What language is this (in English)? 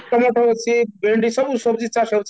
Odia